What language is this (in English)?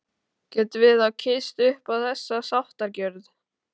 Icelandic